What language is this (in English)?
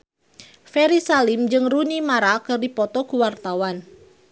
Sundanese